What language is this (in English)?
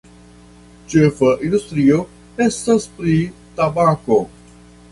Esperanto